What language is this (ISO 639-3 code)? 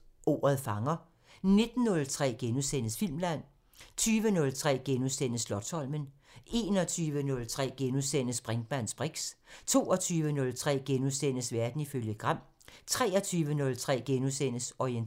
dan